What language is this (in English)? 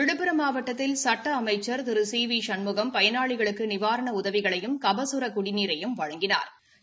Tamil